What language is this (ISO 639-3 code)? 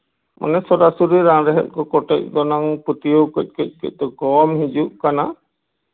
sat